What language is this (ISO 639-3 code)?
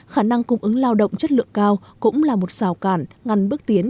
vie